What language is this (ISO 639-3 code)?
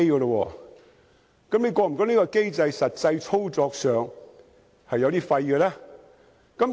yue